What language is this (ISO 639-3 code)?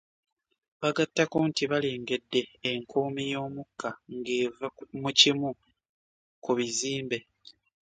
lug